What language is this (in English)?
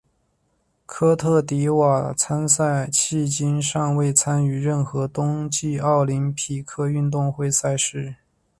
Chinese